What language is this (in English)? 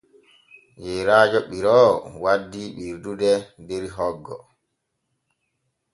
Borgu Fulfulde